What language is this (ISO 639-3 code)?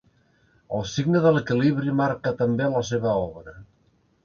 cat